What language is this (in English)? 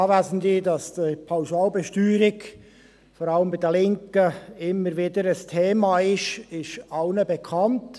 Swiss German